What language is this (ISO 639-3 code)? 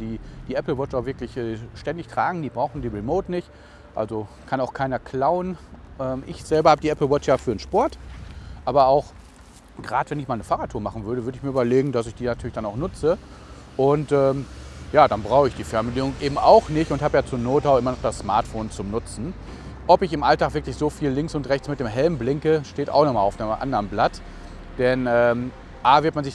deu